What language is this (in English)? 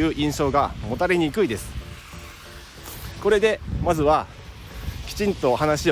Japanese